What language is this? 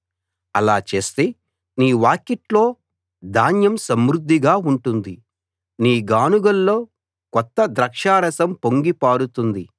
Telugu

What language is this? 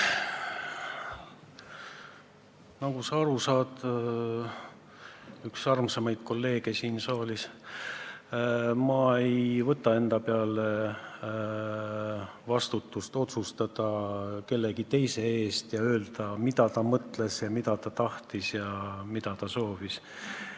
Estonian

